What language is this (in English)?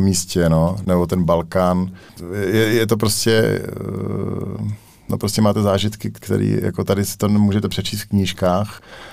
Czech